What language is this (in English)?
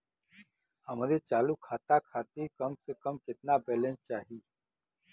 Bhojpuri